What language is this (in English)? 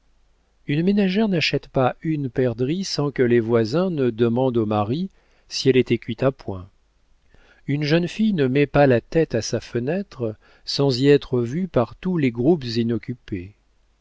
French